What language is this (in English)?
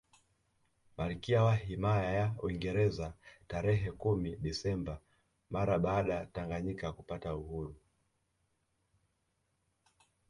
Swahili